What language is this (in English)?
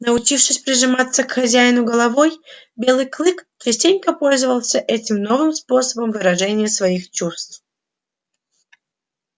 Russian